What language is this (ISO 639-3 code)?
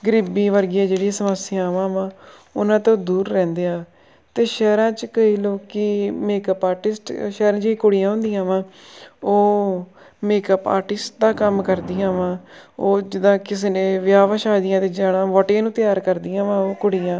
pan